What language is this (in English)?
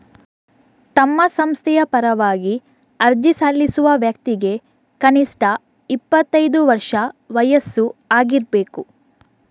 Kannada